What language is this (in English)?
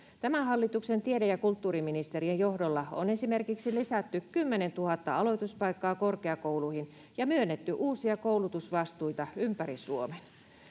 Finnish